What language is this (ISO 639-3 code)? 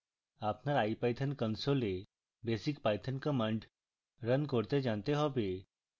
ben